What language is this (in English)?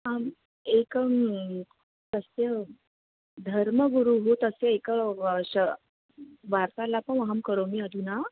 Sanskrit